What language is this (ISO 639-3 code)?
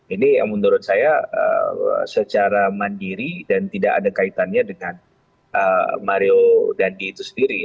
ind